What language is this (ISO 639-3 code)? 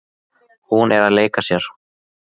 isl